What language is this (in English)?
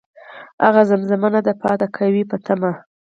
Pashto